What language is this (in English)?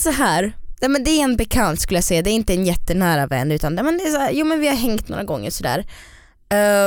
Swedish